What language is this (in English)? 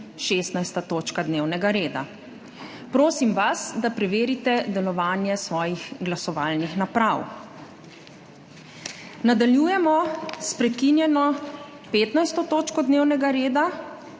Slovenian